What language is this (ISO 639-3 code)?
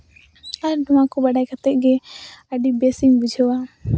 sat